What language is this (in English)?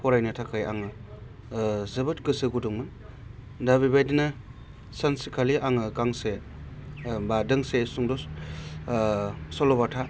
Bodo